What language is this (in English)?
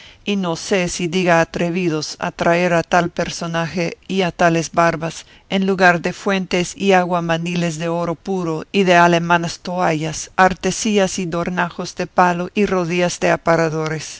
Spanish